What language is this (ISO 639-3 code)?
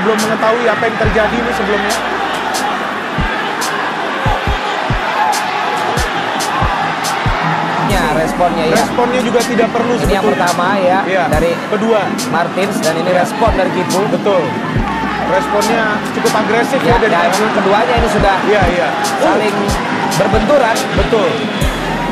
ind